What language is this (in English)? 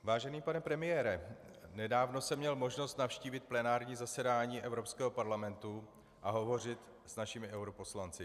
Czech